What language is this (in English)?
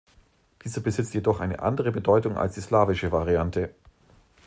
German